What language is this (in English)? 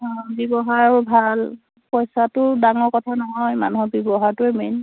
Assamese